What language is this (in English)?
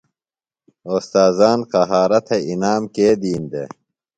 Phalura